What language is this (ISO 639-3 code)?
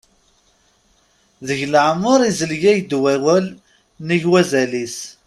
kab